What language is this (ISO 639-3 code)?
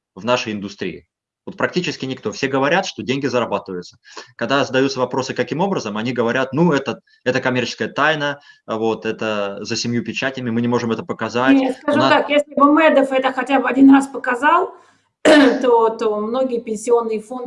rus